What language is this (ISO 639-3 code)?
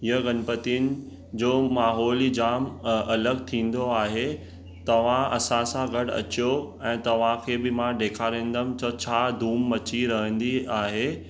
snd